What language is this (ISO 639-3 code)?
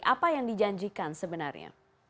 ind